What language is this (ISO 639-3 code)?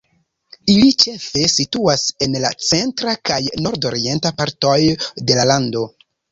epo